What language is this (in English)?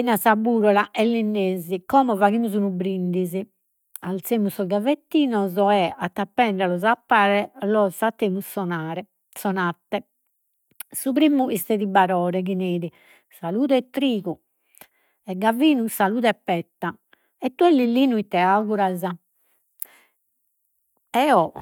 Sardinian